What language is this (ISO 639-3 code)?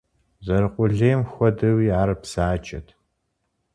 kbd